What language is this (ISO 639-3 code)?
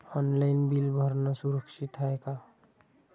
mar